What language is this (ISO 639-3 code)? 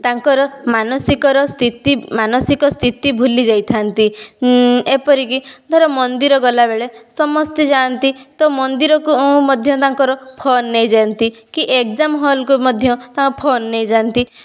ori